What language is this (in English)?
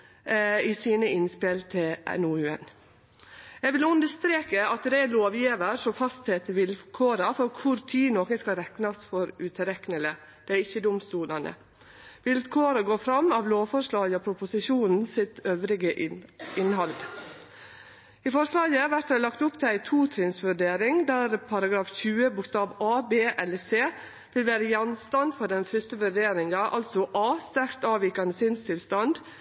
Norwegian Nynorsk